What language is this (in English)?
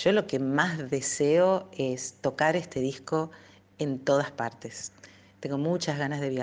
Spanish